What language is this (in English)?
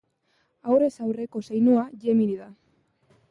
Basque